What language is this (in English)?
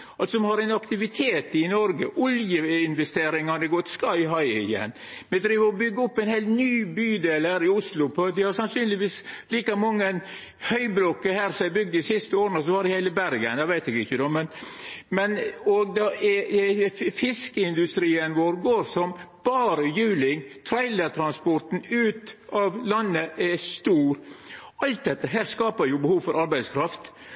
Norwegian Nynorsk